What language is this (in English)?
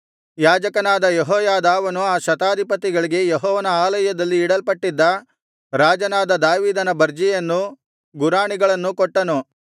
Kannada